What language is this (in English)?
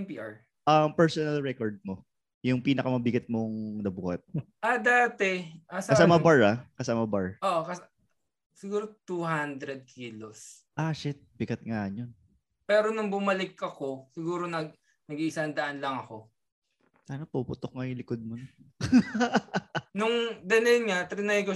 Filipino